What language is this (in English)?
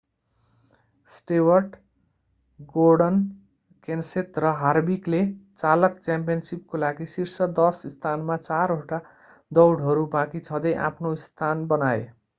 Nepali